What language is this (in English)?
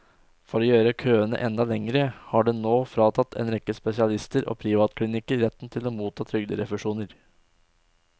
Norwegian